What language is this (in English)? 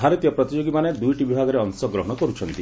Odia